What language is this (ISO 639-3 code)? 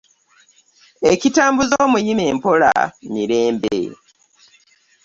lug